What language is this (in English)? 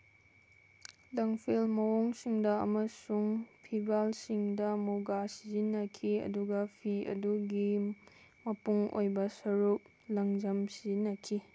Manipuri